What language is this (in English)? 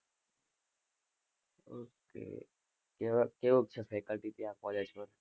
Gujarati